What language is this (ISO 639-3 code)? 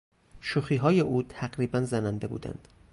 fas